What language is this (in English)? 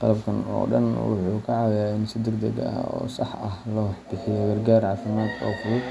Somali